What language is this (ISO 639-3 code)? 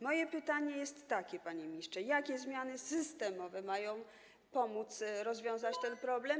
pol